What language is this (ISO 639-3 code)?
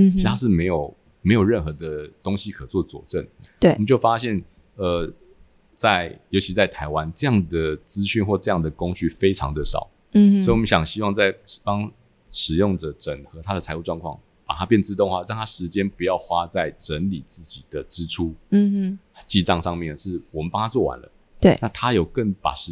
zho